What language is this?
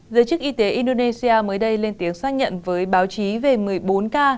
Vietnamese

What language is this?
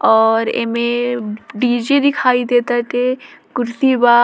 Bhojpuri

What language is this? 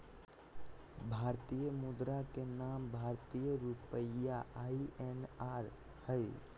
Magahi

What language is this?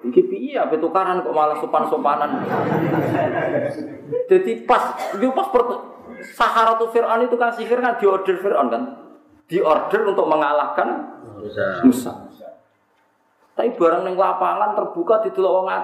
Indonesian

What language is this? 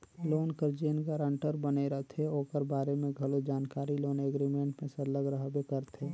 Chhattisgarhi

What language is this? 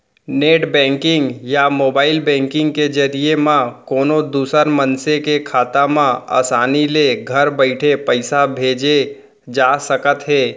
Chhattisgarhi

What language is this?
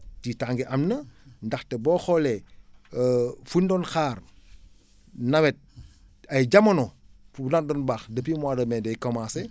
Wolof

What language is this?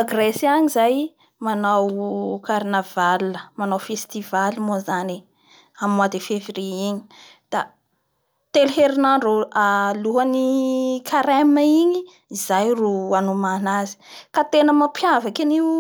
Bara Malagasy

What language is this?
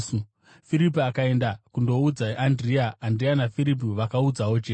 Shona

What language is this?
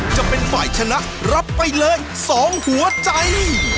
Thai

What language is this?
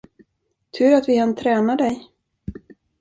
Swedish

